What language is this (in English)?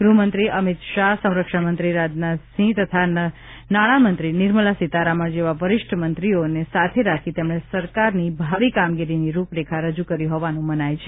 Gujarati